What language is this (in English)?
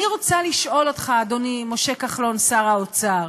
Hebrew